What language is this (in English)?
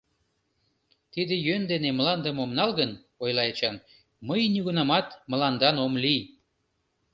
Mari